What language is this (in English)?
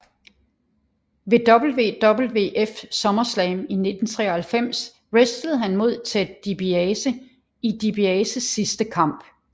Danish